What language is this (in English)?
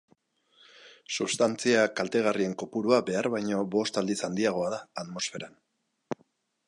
Basque